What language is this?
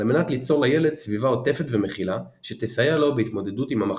Hebrew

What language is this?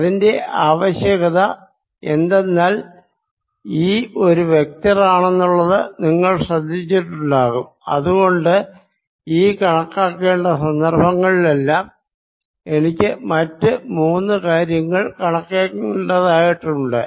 Malayalam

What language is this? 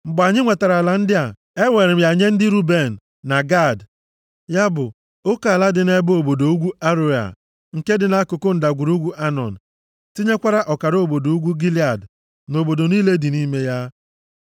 Igbo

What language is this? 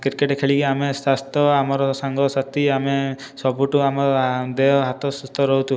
Odia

